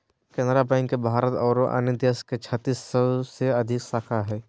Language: Magahi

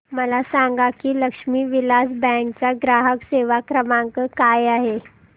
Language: Marathi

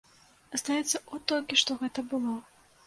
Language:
Belarusian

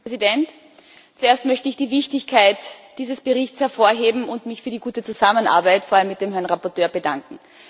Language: German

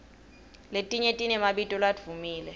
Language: Swati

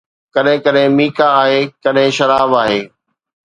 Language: Sindhi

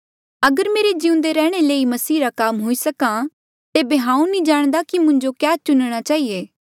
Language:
Mandeali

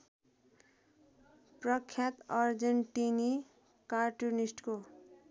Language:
Nepali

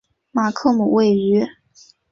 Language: Chinese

